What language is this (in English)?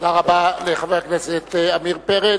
Hebrew